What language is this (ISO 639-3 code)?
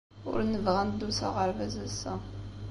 kab